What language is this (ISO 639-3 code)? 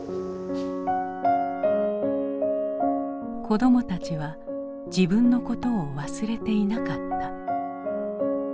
jpn